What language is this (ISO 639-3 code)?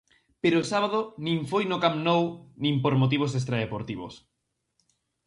glg